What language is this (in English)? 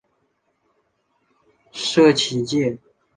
Chinese